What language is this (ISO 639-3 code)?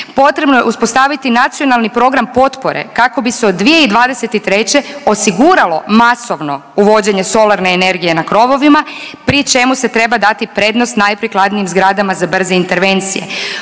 hrv